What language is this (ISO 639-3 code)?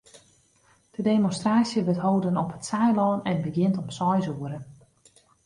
fry